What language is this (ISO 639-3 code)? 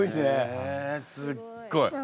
jpn